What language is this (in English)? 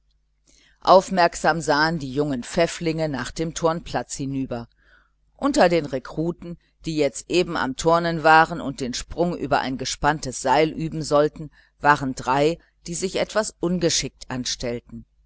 German